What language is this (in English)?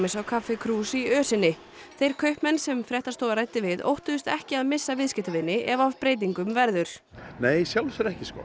Icelandic